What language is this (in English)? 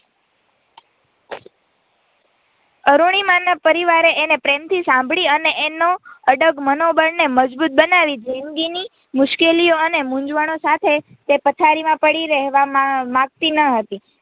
Gujarati